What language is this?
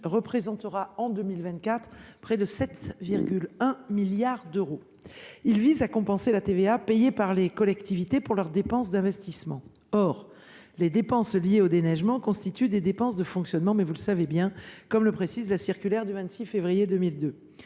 French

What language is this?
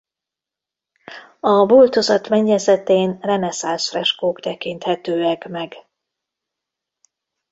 Hungarian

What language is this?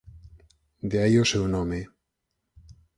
Galician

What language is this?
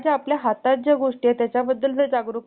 Marathi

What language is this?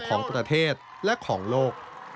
Thai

